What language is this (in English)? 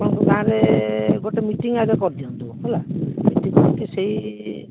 Odia